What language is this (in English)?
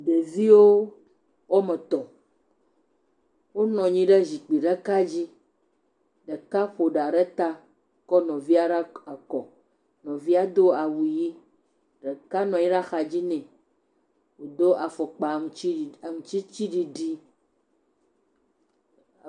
Ewe